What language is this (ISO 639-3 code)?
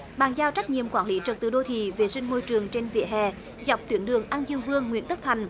vie